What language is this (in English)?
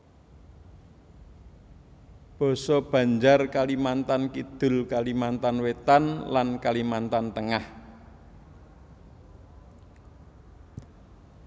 Javanese